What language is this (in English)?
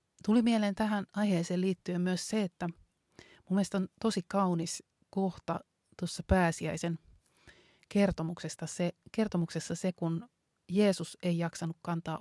Finnish